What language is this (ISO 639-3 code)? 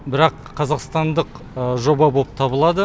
kaz